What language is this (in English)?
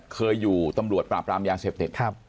Thai